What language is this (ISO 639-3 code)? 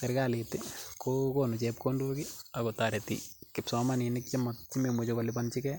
kln